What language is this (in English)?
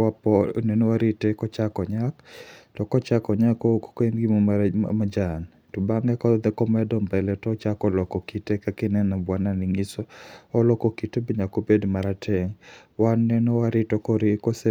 Luo (Kenya and Tanzania)